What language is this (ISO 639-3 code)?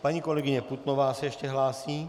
ces